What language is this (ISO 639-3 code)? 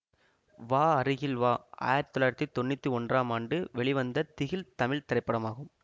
tam